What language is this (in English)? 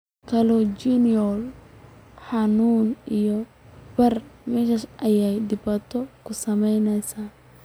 Somali